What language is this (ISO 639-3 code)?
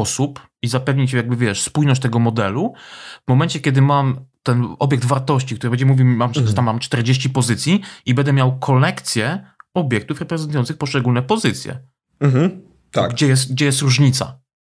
pol